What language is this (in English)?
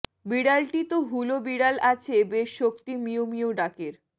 Bangla